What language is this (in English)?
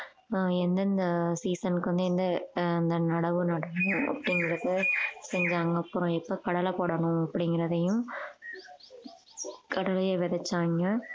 Tamil